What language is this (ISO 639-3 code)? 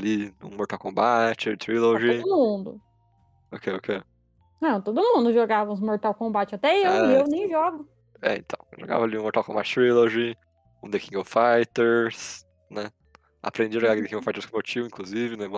por